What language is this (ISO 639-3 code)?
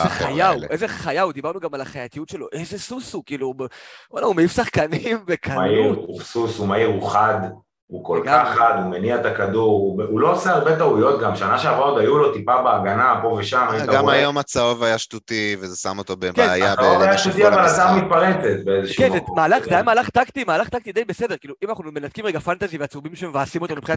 heb